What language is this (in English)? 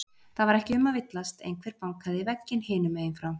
Icelandic